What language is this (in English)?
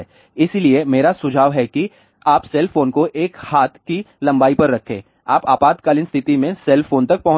Hindi